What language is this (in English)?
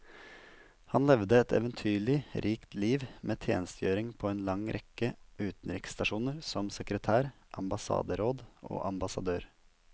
Norwegian